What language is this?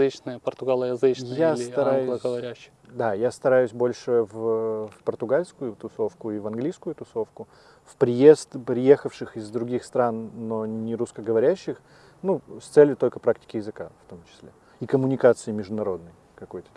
Russian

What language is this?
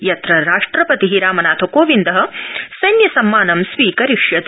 Sanskrit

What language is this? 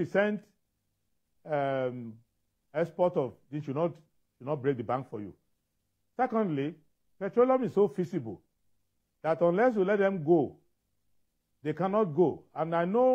English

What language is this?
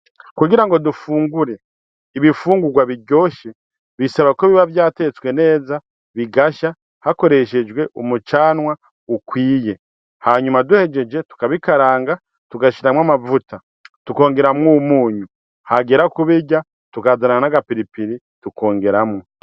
Rundi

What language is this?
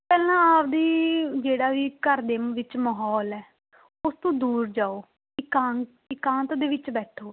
Punjabi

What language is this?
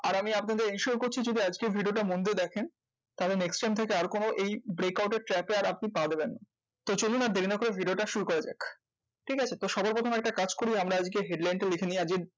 Bangla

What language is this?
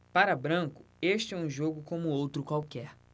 Portuguese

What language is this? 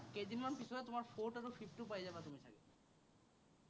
Assamese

